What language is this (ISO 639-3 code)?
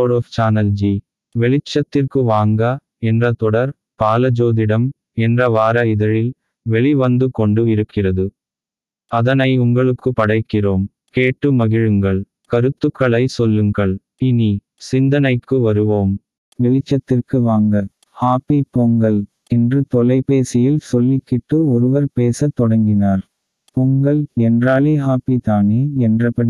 tam